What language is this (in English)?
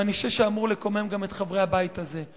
Hebrew